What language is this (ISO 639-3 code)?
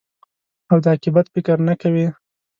pus